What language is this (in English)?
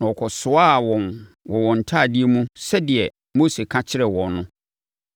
Akan